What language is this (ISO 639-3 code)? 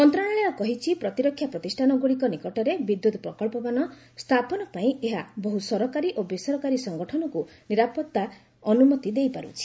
ori